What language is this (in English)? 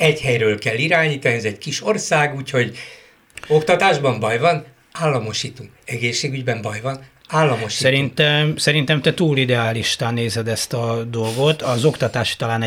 Hungarian